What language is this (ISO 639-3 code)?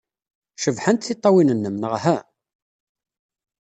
kab